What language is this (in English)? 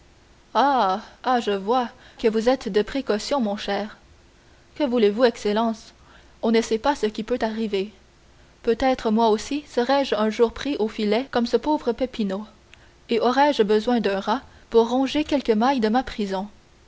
French